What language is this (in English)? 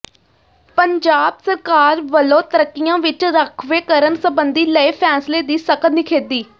Punjabi